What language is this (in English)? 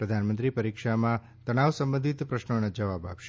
Gujarati